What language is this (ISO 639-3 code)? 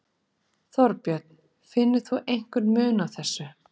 isl